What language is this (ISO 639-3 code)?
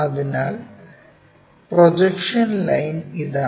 mal